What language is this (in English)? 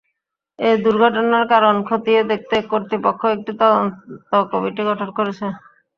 Bangla